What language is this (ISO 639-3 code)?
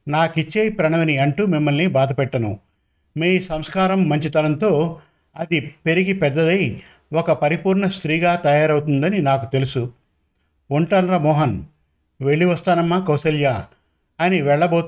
tel